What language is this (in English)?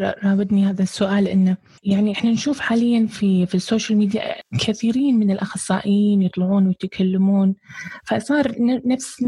Arabic